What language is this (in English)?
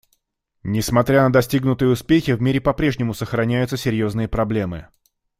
Russian